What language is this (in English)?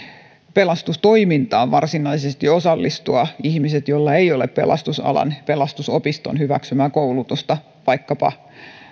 Finnish